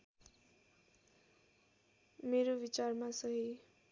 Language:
Nepali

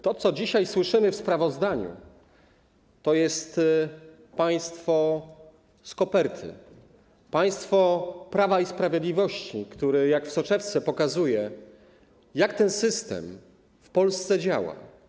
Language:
Polish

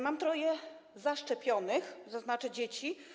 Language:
Polish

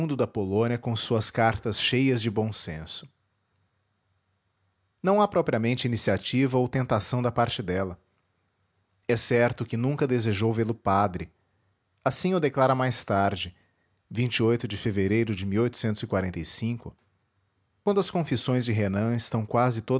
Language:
Portuguese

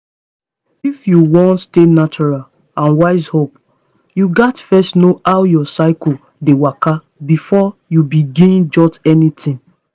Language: Nigerian Pidgin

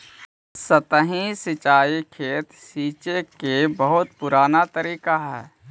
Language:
Magahi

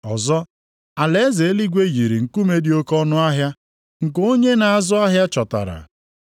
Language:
Igbo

